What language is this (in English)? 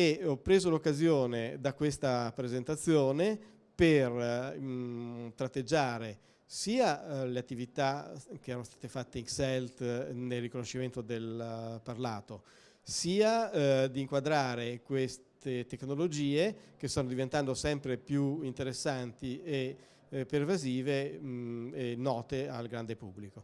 Italian